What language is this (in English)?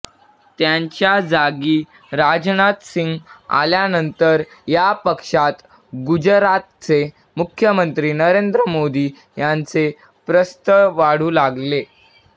Marathi